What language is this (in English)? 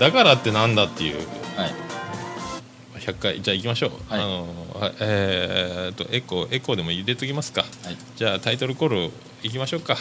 Japanese